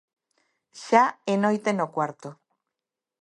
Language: Galician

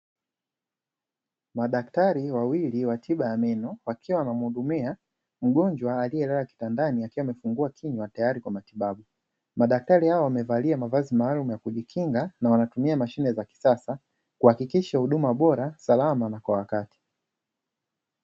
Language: Swahili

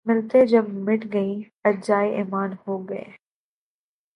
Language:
Urdu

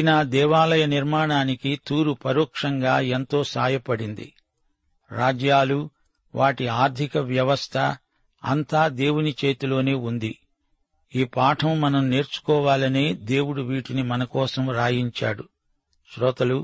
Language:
Telugu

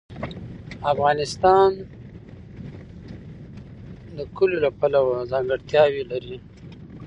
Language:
Pashto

